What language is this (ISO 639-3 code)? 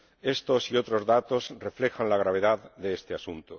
spa